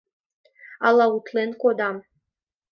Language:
Mari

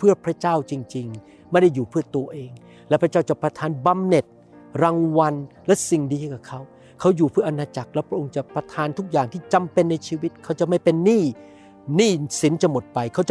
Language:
Thai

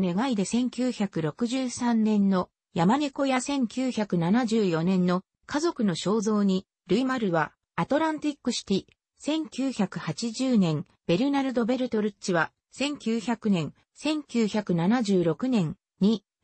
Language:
Japanese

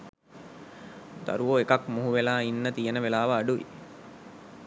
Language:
Sinhala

